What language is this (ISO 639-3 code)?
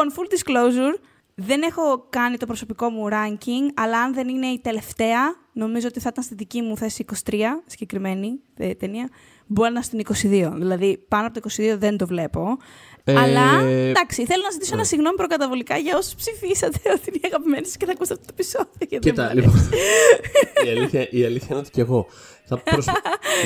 ell